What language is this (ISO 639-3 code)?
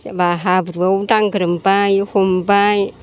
brx